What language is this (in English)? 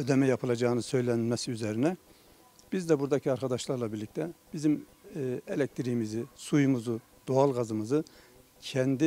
Turkish